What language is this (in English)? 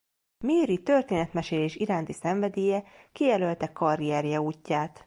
Hungarian